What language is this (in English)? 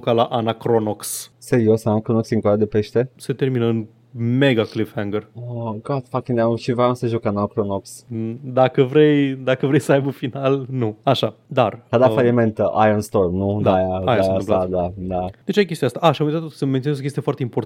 Romanian